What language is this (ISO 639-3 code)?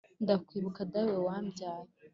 kin